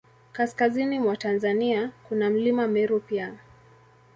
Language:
Swahili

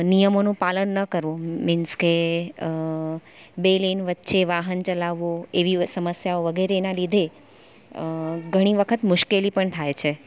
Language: Gujarati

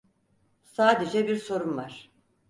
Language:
Turkish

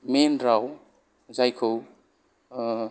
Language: Bodo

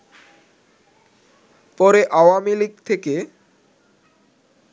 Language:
Bangla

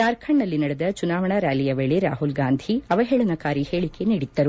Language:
Kannada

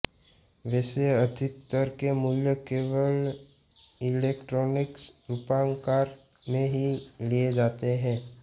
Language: Hindi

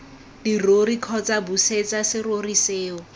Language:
Tswana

